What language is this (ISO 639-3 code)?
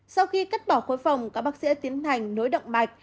vie